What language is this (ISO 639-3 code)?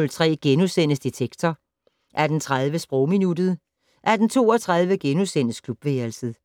dan